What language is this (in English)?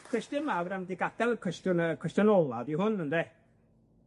Welsh